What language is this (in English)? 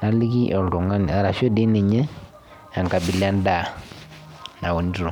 Masai